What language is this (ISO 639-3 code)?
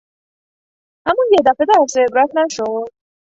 fas